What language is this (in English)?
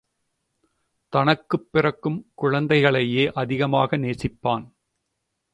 Tamil